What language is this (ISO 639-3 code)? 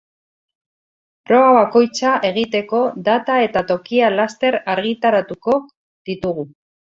eus